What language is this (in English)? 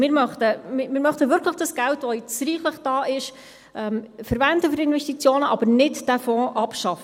Swiss German